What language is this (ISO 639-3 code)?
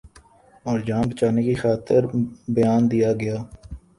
urd